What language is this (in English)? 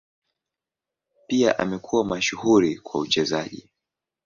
Swahili